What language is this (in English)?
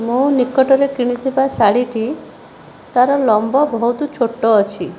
Odia